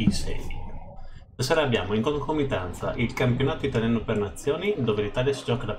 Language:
Italian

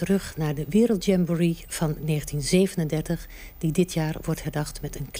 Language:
Dutch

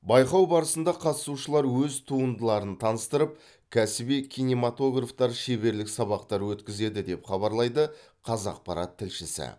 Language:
Kazakh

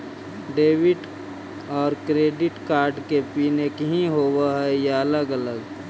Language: Magahi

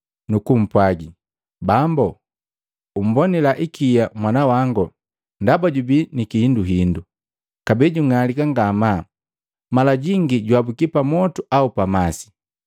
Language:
Matengo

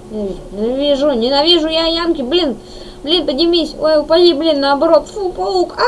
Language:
Russian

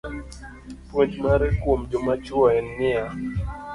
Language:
Luo (Kenya and Tanzania)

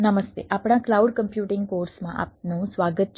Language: Gujarati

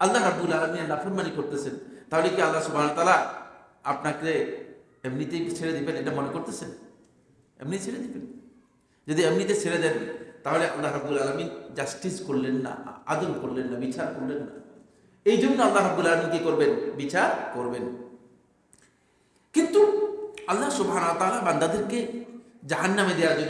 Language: Indonesian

